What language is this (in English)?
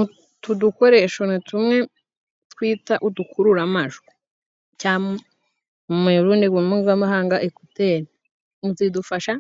Kinyarwanda